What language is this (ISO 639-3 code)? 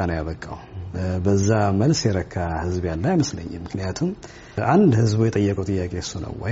amh